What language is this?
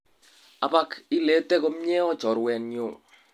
Kalenjin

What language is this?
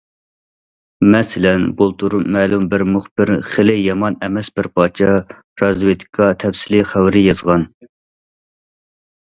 Uyghur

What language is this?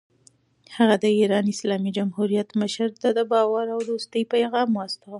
Pashto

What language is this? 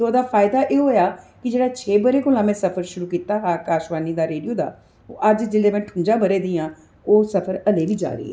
Dogri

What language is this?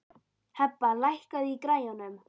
Icelandic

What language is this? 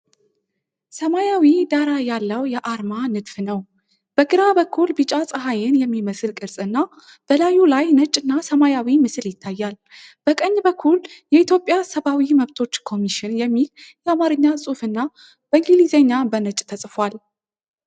Amharic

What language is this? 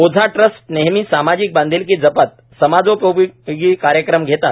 Marathi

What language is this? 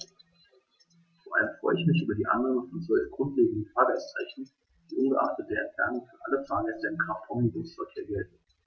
German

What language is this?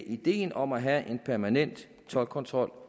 Danish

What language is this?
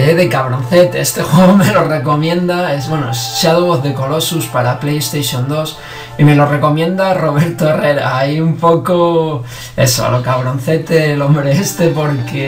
Spanish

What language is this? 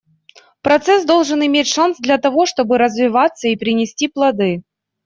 Russian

